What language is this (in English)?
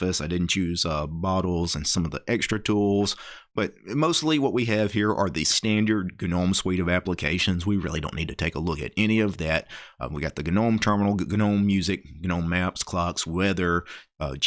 English